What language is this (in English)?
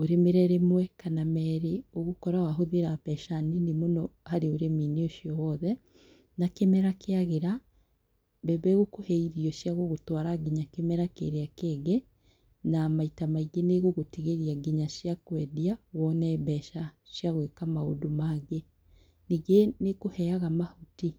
Kikuyu